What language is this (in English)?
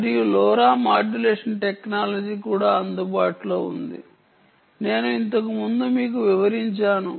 Telugu